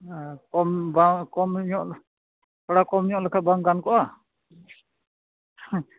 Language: Santali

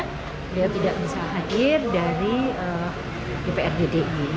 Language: Indonesian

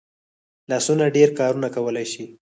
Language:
Pashto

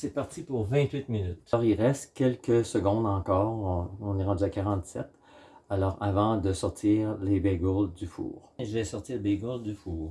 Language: French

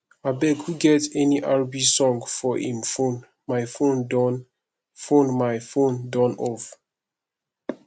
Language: Nigerian Pidgin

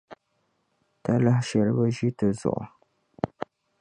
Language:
Dagbani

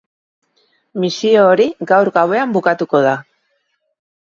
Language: Basque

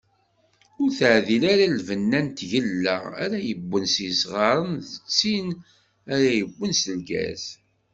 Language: Kabyle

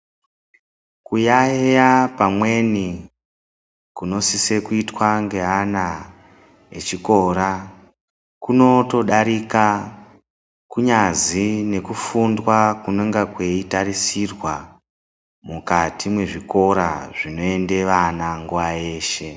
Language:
Ndau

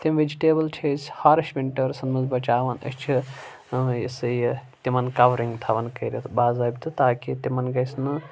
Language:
Kashmiri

